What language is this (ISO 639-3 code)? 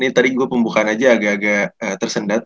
ind